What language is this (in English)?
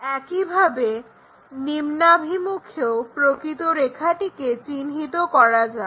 Bangla